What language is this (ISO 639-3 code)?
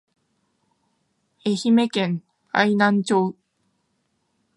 jpn